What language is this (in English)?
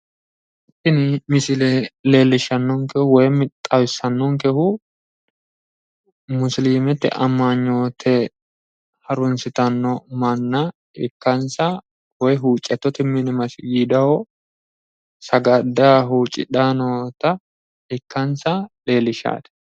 Sidamo